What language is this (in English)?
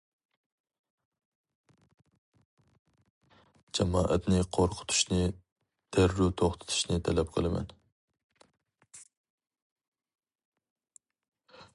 Uyghur